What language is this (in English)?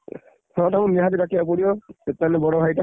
Odia